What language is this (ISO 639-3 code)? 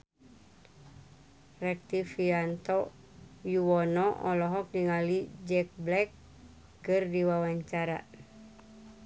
sun